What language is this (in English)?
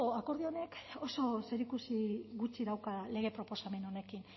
Basque